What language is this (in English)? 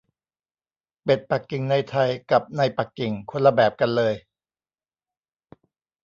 Thai